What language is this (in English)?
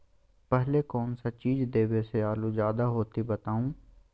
Magahi